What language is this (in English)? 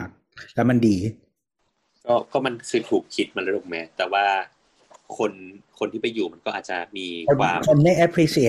Thai